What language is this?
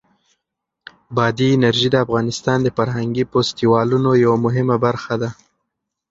Pashto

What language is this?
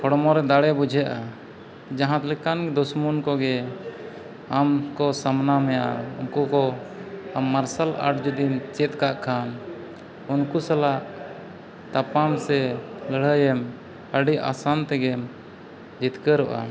Santali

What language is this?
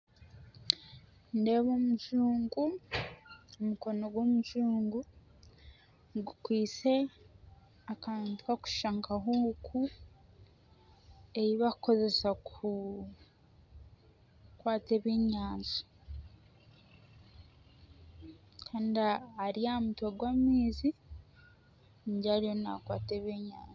Nyankole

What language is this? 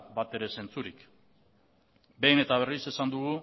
Basque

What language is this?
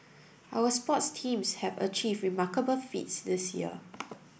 English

